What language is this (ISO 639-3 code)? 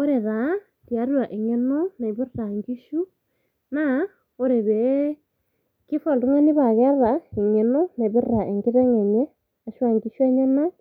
mas